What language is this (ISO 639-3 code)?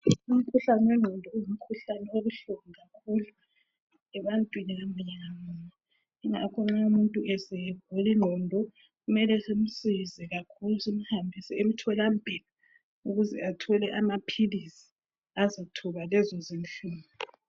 nde